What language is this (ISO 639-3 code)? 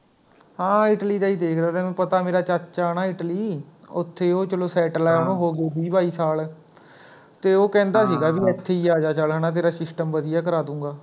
pan